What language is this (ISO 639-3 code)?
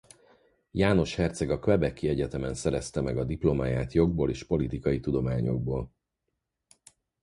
hun